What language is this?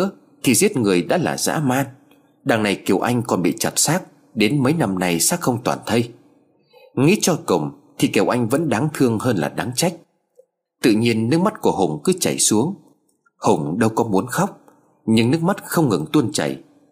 Vietnamese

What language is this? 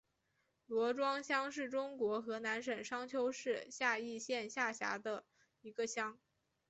Chinese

